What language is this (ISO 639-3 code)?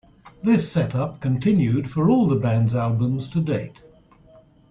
eng